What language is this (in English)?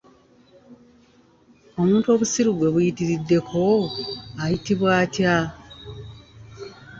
Ganda